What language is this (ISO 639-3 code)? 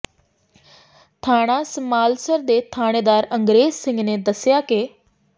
pan